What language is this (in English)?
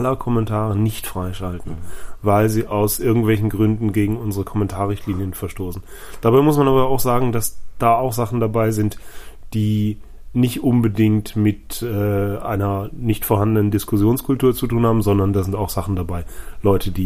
German